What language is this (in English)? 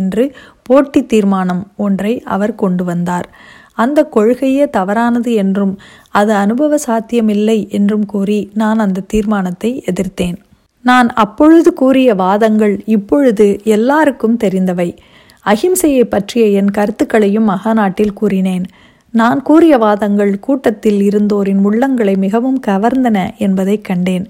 Tamil